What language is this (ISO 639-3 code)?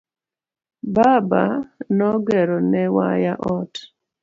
luo